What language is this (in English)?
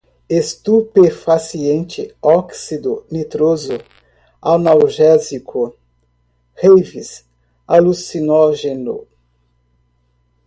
Portuguese